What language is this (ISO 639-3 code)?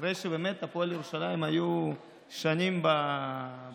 heb